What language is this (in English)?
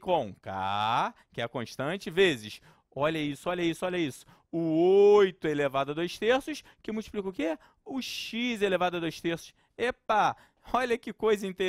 Portuguese